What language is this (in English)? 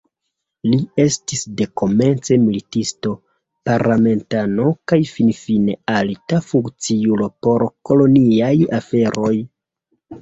Esperanto